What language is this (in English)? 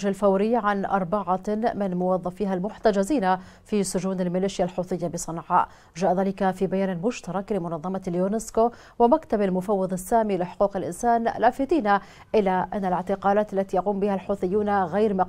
Arabic